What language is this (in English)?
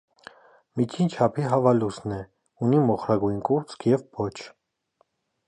Armenian